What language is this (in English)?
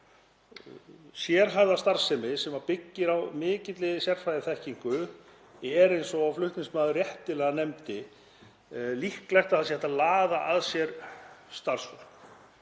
Icelandic